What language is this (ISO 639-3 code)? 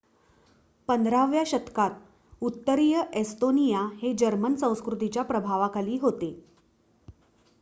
mar